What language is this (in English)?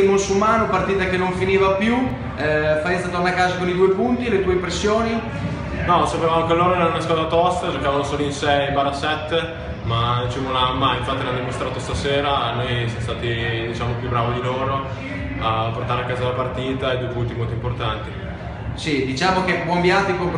Italian